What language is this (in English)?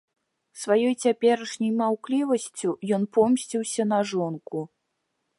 Belarusian